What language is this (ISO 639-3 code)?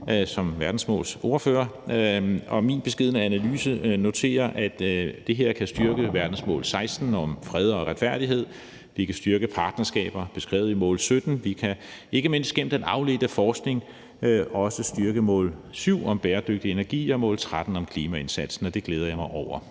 dan